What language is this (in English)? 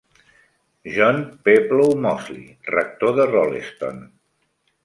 Catalan